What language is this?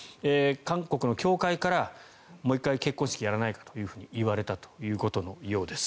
Japanese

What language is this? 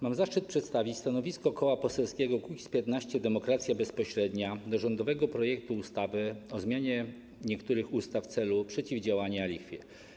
Polish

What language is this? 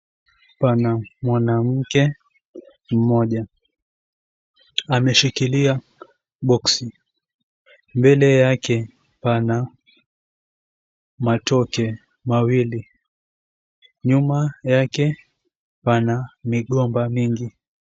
Swahili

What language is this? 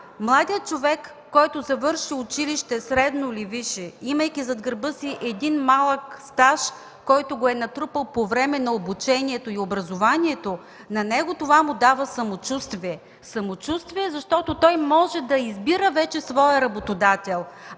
Bulgarian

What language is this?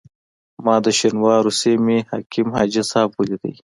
Pashto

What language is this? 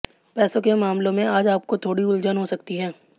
Hindi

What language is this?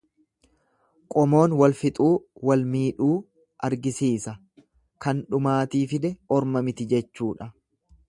Oromo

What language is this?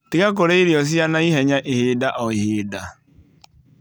Kikuyu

